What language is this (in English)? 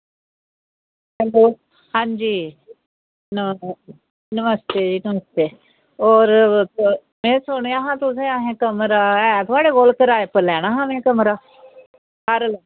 Dogri